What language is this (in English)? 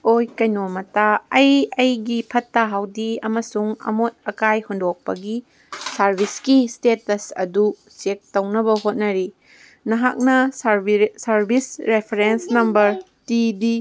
Manipuri